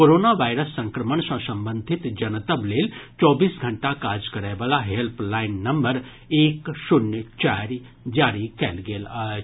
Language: Maithili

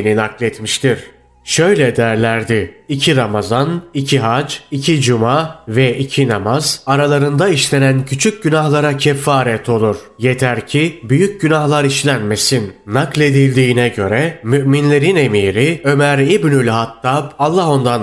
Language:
Turkish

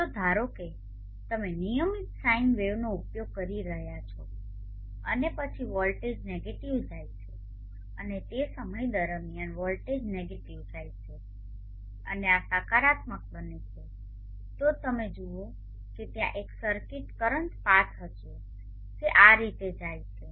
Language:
Gujarati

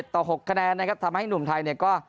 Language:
Thai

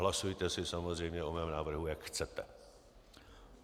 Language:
Czech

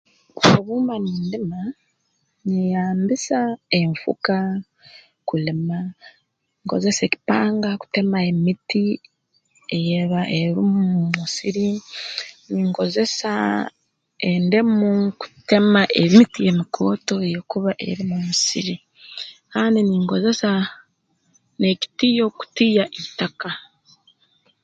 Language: Tooro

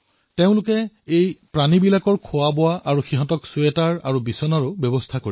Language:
Assamese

